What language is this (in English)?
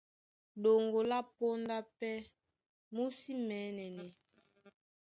Duala